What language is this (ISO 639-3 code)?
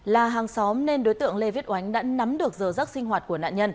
vie